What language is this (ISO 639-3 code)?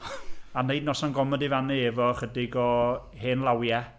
cym